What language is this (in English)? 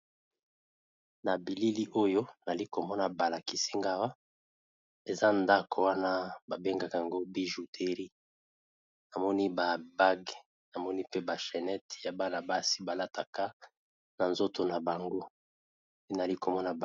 Lingala